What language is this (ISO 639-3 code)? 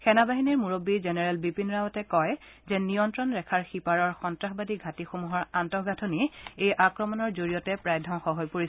asm